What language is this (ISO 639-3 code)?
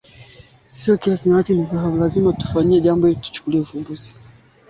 swa